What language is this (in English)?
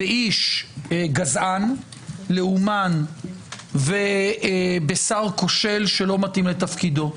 Hebrew